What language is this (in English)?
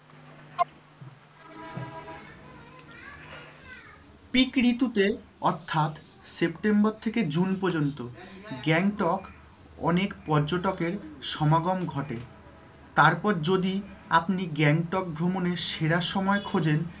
Bangla